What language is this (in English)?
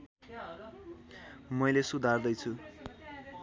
Nepali